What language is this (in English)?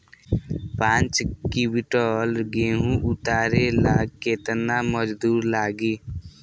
Bhojpuri